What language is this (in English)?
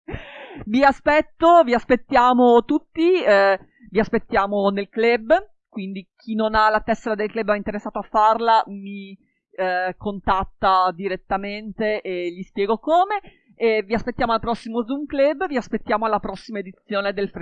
Italian